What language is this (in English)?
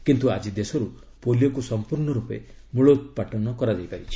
Odia